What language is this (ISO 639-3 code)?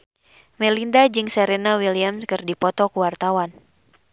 sun